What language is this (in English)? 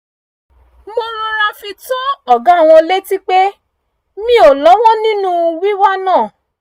Yoruba